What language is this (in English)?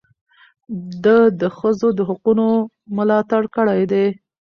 Pashto